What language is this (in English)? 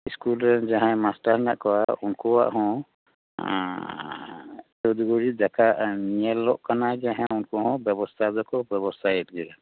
Santali